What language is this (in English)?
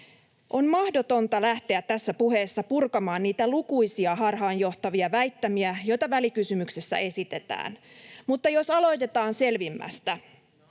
Finnish